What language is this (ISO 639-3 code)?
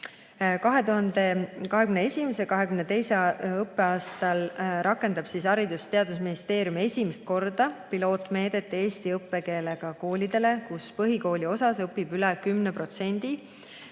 est